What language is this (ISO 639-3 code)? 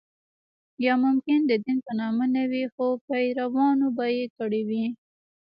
pus